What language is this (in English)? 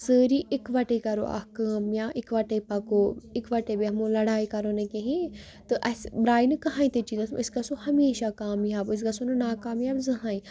Kashmiri